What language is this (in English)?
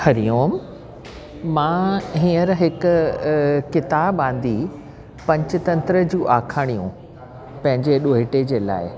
Sindhi